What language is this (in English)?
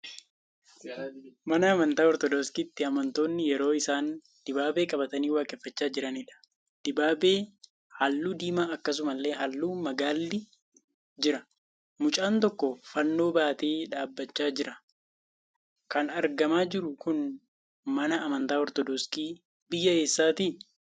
Oromo